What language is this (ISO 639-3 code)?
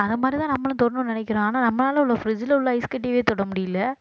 tam